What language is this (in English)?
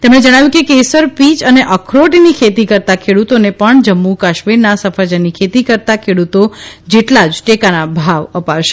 Gujarati